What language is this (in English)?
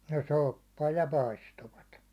Finnish